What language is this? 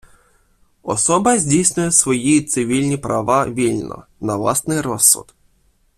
Ukrainian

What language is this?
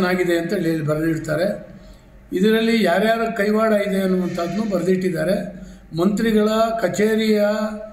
Kannada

